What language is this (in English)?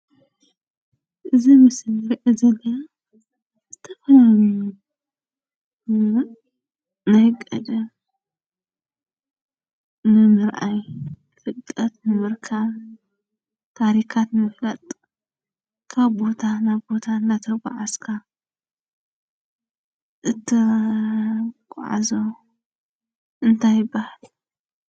Tigrinya